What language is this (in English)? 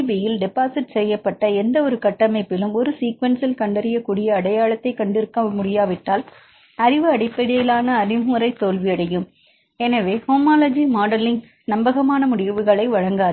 Tamil